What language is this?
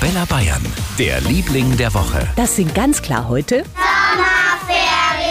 German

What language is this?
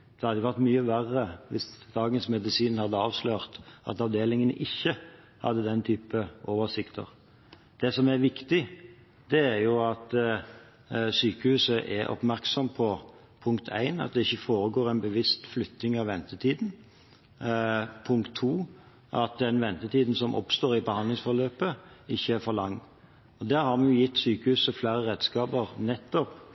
Norwegian Bokmål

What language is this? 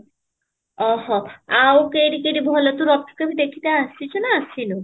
Odia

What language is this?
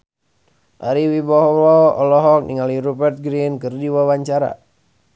Sundanese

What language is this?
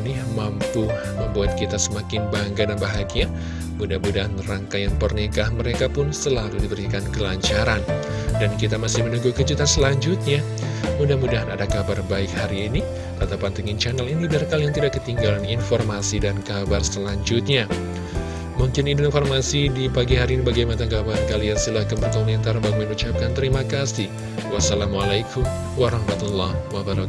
Indonesian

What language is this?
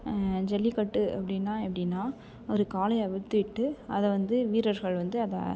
Tamil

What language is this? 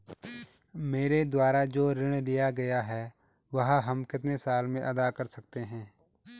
Hindi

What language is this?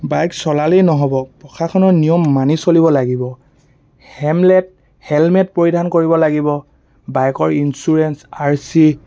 Assamese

